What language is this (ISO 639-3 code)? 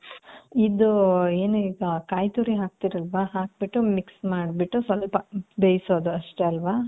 kan